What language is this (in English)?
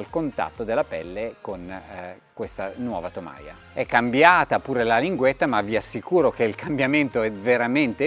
Italian